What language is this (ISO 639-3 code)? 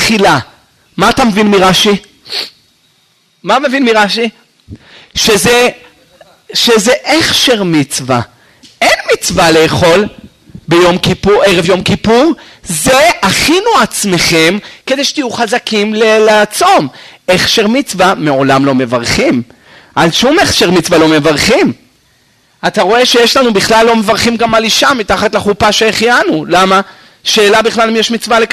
heb